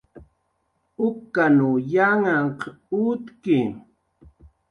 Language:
Jaqaru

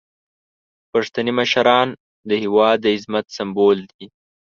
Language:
Pashto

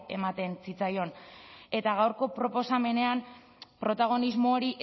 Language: Basque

